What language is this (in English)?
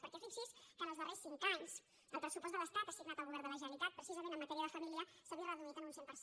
Catalan